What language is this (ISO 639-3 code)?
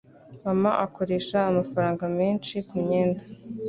kin